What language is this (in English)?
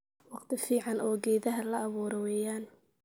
Somali